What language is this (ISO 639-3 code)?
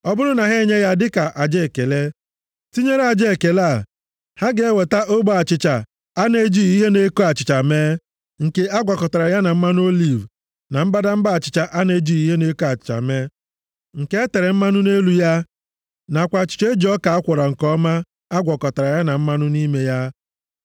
ibo